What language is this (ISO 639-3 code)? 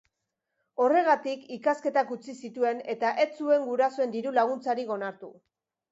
eus